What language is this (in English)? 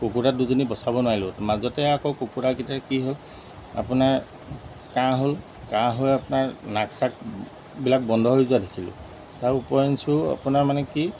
Assamese